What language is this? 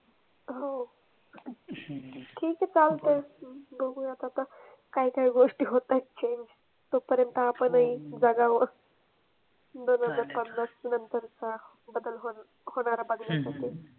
Marathi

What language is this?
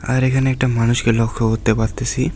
Bangla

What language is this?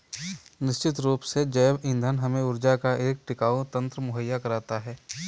Hindi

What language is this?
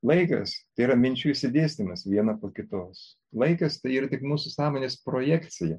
Lithuanian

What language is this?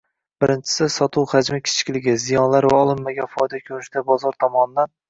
Uzbek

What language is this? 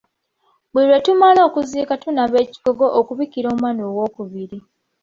Ganda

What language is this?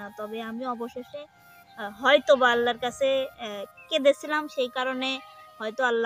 Arabic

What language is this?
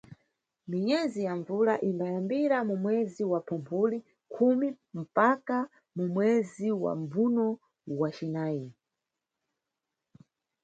Nyungwe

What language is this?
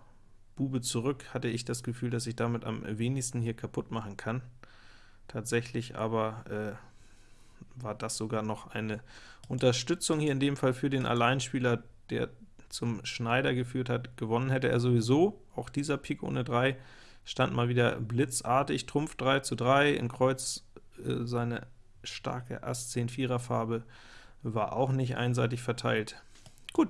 German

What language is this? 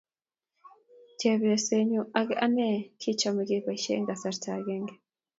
Kalenjin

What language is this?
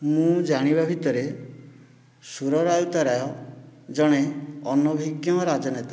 Odia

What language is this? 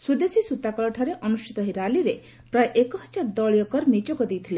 Odia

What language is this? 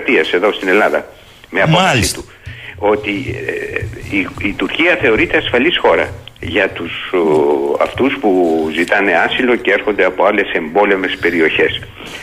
Greek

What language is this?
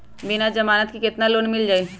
Magahi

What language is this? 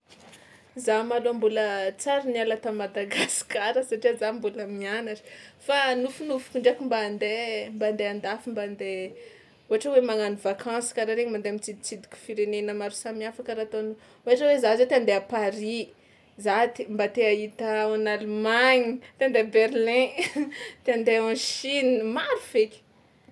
Tsimihety Malagasy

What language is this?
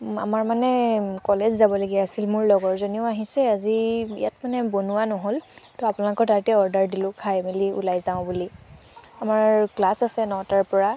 Assamese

